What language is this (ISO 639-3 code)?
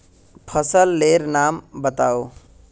mag